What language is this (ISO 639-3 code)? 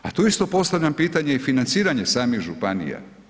hrv